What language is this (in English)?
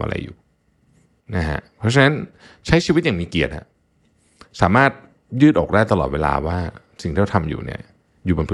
Thai